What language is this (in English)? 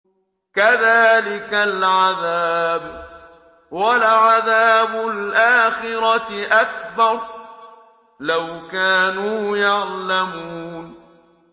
Arabic